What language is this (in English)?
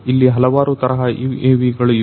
Kannada